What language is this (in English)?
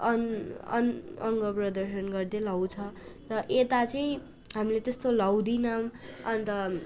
Nepali